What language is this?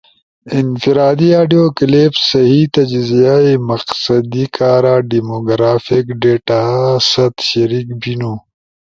Ushojo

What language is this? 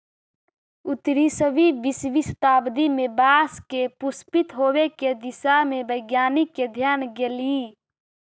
Magahi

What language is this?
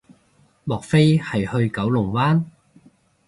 Cantonese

